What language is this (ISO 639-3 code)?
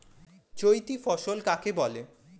ben